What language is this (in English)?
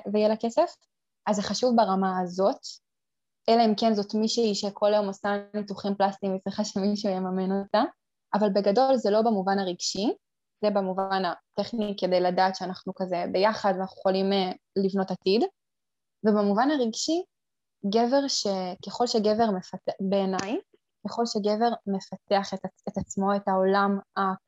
Hebrew